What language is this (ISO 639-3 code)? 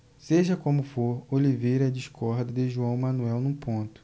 por